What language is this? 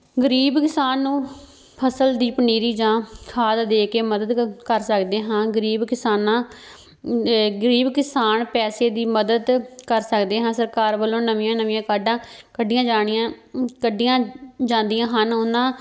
Punjabi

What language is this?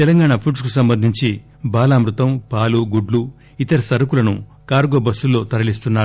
Telugu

